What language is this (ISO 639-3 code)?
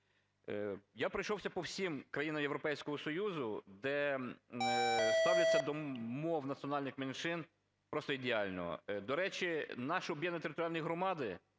ukr